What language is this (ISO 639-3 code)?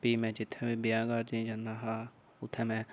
doi